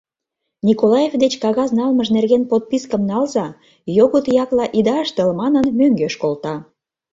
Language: Mari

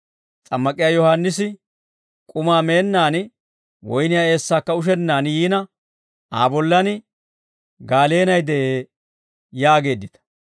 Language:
Dawro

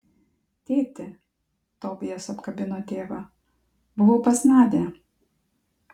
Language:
Lithuanian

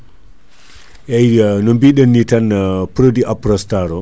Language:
Fula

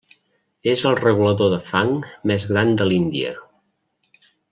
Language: Catalan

